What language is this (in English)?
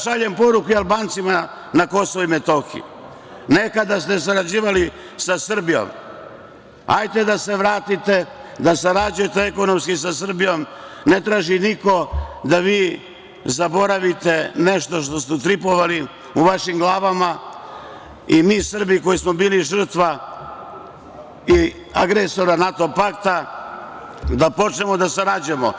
Serbian